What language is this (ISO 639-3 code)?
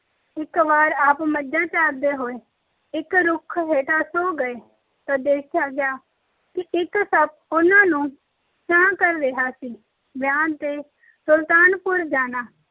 pan